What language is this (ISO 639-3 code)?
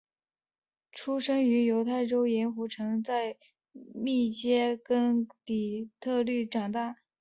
zho